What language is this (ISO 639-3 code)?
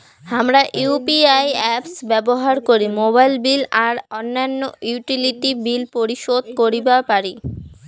ben